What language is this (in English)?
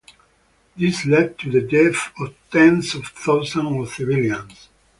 English